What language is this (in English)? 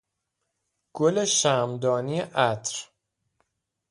Persian